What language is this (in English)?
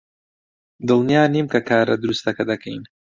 Central Kurdish